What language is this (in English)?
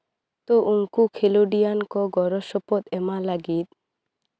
Santali